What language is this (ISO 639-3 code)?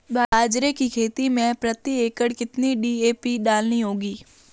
hin